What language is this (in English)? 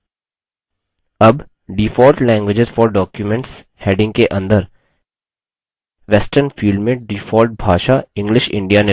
Hindi